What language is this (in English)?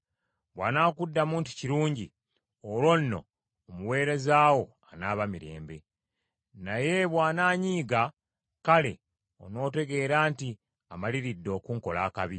Ganda